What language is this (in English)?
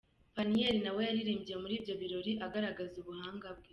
Kinyarwanda